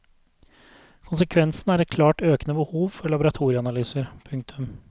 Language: Norwegian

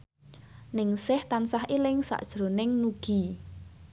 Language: Javanese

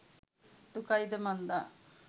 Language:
Sinhala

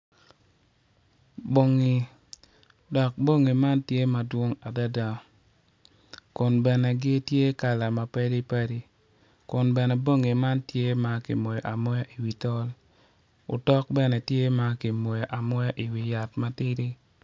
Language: Acoli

